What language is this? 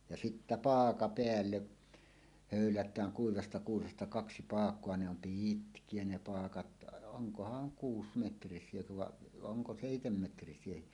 Finnish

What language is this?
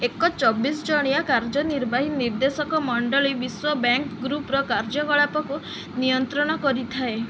Odia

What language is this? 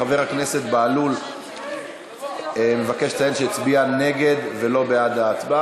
Hebrew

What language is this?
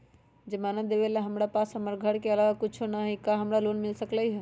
Magahi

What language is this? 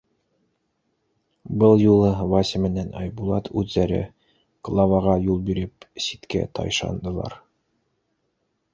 Bashkir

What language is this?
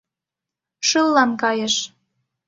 Mari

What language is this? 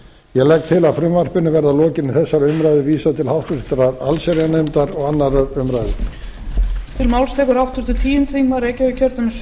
Icelandic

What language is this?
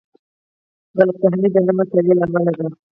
Pashto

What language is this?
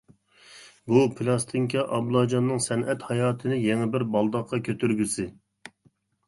Uyghur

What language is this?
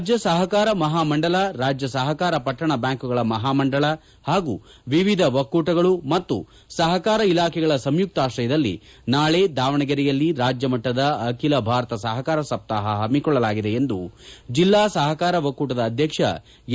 Kannada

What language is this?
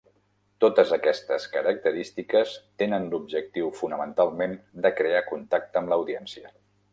Catalan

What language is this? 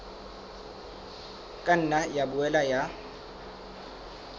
Southern Sotho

